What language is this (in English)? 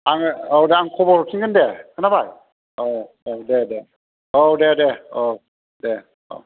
Bodo